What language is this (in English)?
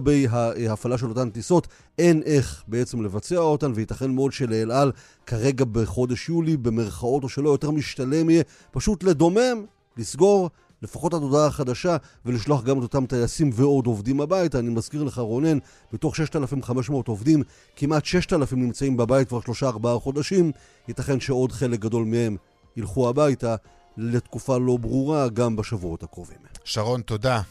Hebrew